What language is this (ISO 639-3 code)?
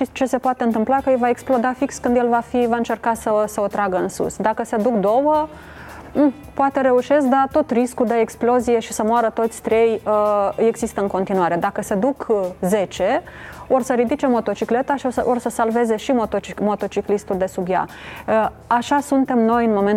ron